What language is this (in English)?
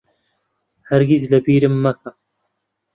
Central Kurdish